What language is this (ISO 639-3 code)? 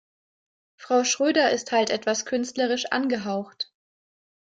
deu